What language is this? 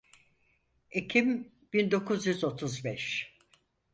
Turkish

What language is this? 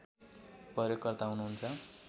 Nepali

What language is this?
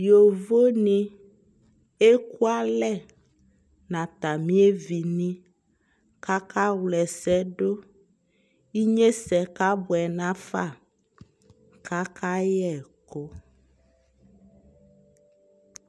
Ikposo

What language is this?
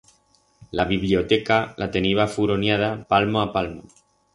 Aragonese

